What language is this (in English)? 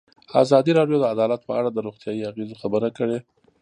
Pashto